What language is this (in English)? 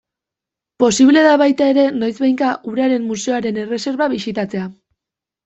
Basque